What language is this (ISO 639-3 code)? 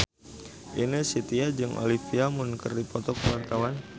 sun